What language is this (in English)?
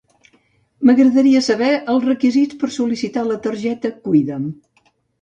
Catalan